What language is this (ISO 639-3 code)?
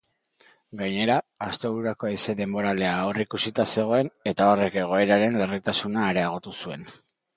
eus